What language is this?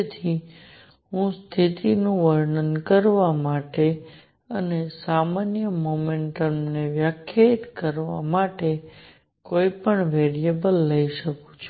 Gujarati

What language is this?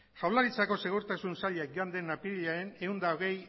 Basque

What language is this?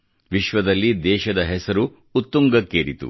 Kannada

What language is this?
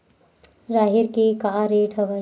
Chhattisgarhi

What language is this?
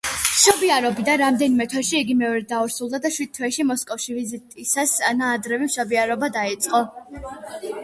Georgian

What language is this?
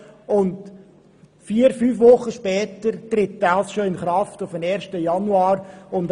Swiss German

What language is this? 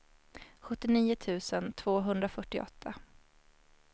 Swedish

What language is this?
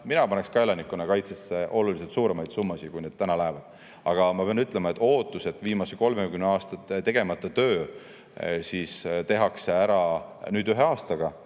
Estonian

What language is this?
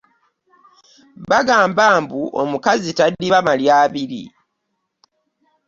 Ganda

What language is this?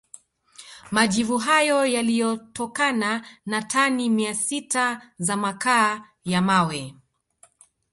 Swahili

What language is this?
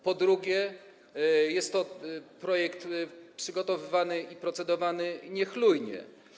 Polish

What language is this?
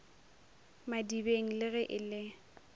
Northern Sotho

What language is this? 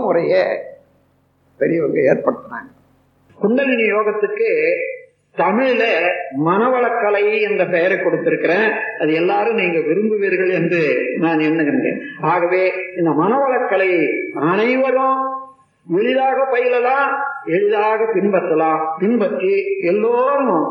Tamil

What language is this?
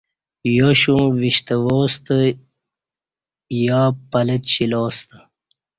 Kati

